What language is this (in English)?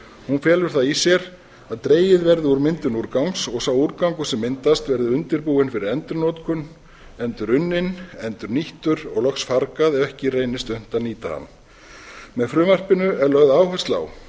Icelandic